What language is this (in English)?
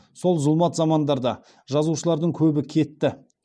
Kazakh